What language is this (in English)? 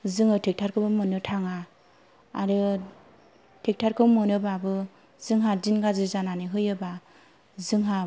Bodo